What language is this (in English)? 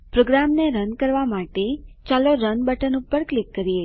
Gujarati